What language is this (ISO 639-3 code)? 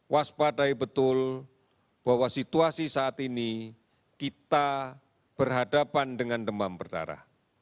ind